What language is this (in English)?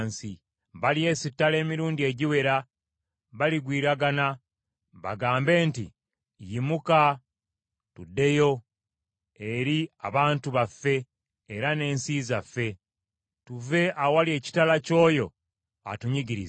Ganda